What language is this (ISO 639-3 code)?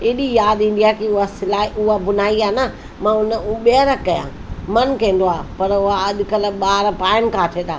snd